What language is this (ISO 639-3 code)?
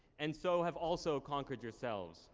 eng